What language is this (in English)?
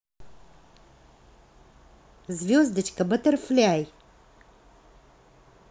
Russian